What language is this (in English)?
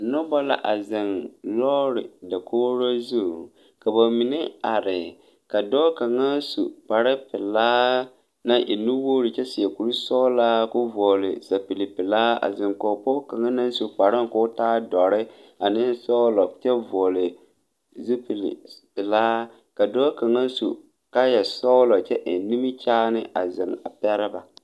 Southern Dagaare